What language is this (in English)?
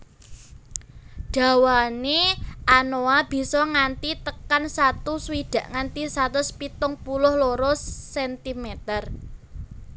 Javanese